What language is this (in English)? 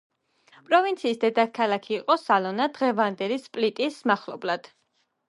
Georgian